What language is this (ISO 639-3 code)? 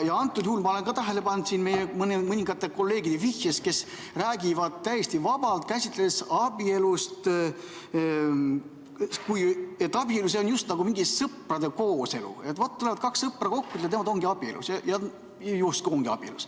est